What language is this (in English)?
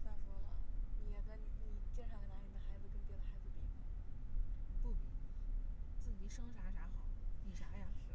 Chinese